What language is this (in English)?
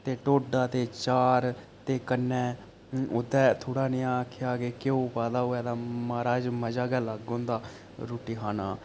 Dogri